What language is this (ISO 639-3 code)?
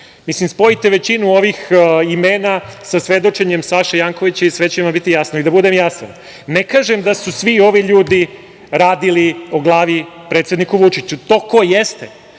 srp